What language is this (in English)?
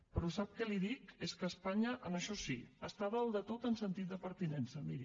Catalan